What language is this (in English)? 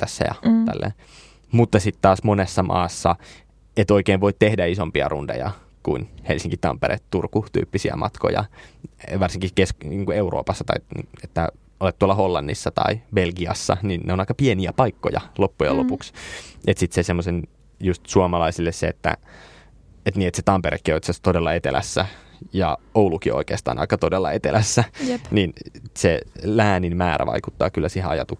Finnish